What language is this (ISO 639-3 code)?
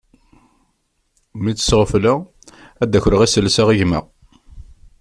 kab